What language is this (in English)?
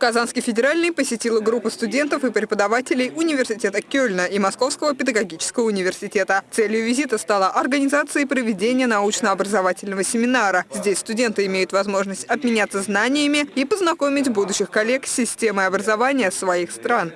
Russian